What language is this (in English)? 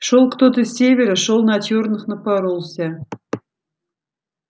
Russian